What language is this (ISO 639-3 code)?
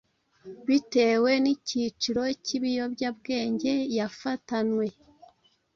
kin